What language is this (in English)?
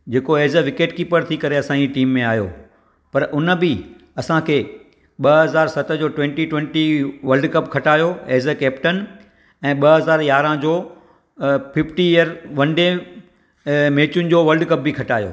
Sindhi